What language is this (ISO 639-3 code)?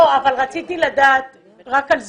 heb